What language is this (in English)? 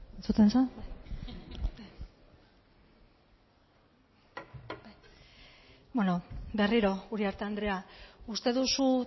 Basque